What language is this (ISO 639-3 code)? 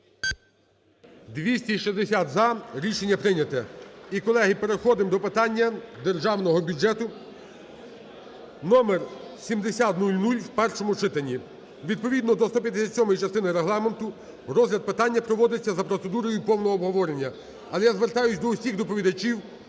ukr